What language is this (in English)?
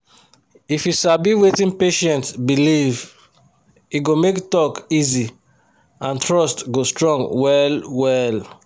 Nigerian Pidgin